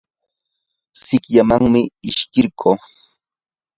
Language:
Yanahuanca Pasco Quechua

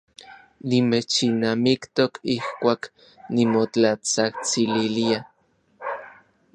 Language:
Orizaba Nahuatl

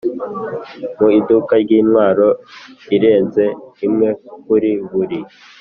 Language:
Kinyarwanda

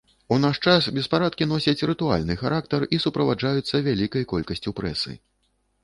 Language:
Belarusian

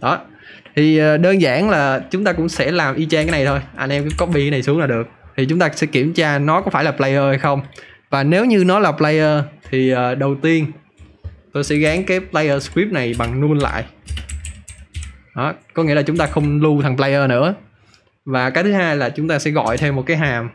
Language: Vietnamese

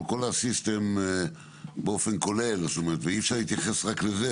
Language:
Hebrew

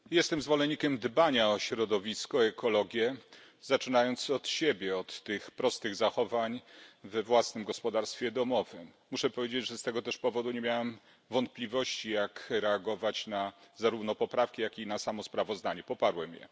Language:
Polish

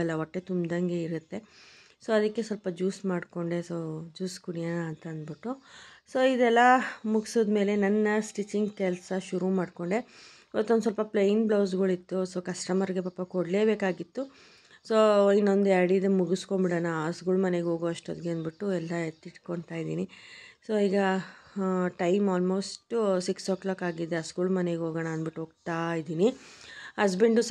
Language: Kannada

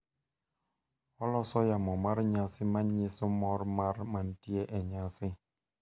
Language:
Luo (Kenya and Tanzania)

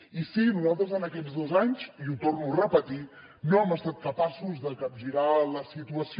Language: Catalan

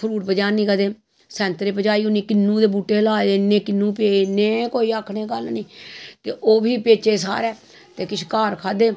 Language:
Dogri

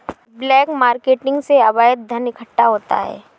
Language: Hindi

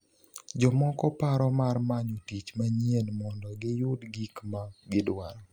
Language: Luo (Kenya and Tanzania)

